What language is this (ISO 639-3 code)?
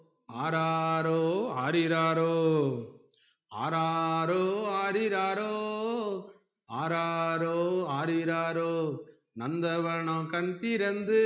tam